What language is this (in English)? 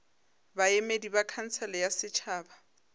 Northern Sotho